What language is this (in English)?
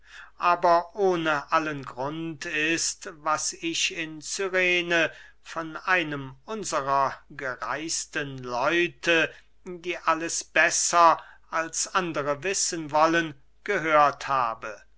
German